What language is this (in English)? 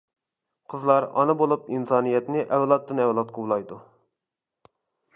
Uyghur